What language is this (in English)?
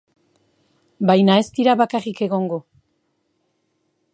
Basque